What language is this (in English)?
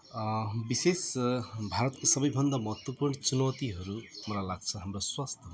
Nepali